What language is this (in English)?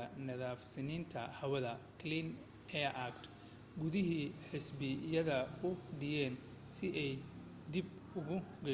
Somali